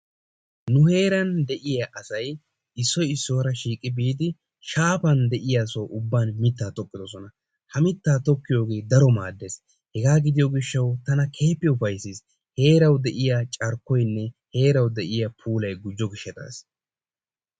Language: Wolaytta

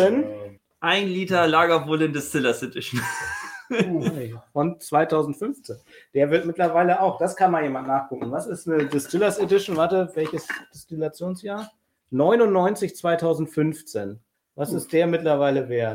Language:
German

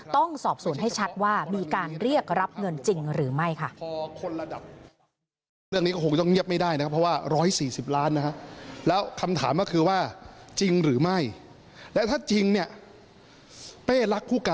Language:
Thai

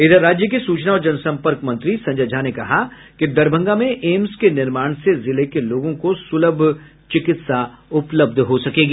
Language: Hindi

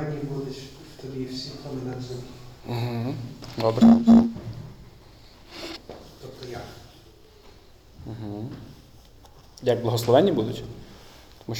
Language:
Ukrainian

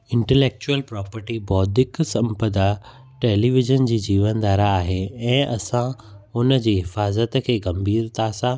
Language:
Sindhi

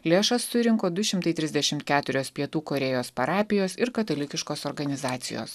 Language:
Lithuanian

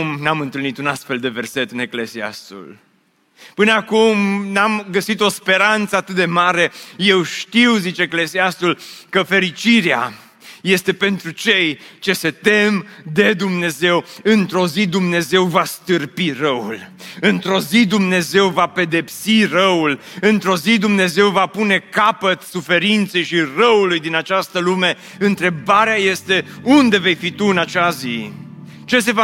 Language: Romanian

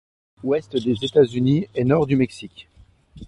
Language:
French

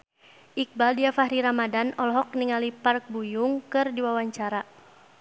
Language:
Sundanese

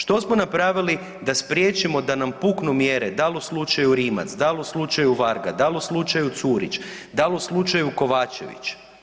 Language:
Croatian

